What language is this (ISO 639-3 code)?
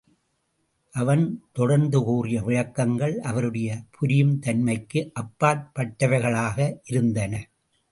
tam